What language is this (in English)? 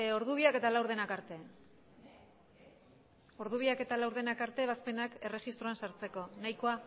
Basque